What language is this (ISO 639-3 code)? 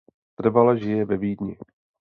ces